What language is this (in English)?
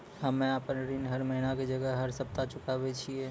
Maithili